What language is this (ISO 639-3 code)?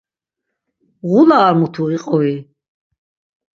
lzz